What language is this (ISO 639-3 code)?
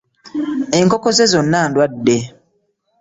lug